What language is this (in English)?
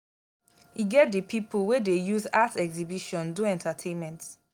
Nigerian Pidgin